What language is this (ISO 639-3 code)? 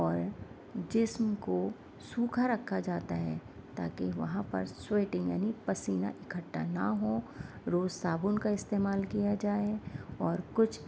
urd